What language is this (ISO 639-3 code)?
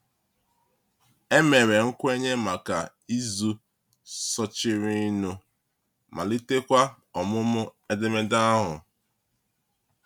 ibo